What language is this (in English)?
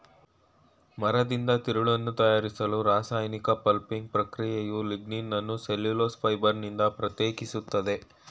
Kannada